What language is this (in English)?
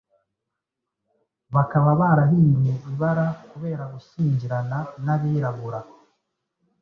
Kinyarwanda